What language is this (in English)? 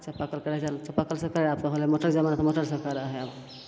Maithili